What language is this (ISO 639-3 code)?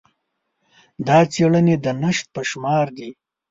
pus